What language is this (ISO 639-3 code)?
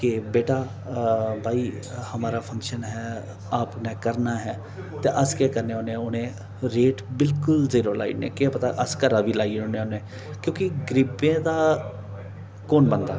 doi